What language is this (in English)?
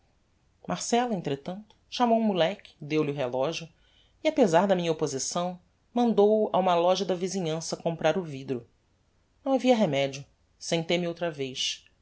Portuguese